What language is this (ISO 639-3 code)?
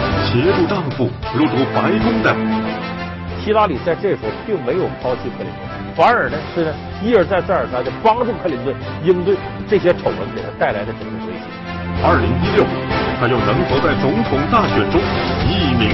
zho